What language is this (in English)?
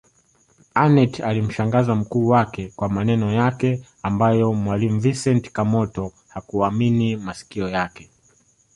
Swahili